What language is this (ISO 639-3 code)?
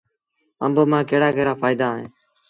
sbn